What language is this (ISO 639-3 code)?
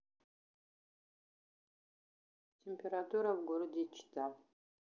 rus